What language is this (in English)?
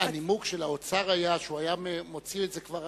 Hebrew